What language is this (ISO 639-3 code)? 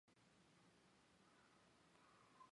zho